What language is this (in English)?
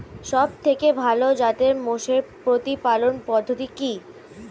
Bangla